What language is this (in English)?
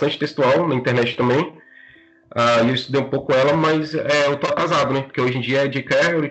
Portuguese